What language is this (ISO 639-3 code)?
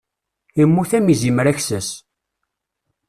kab